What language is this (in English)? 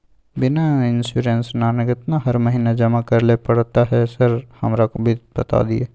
Maithili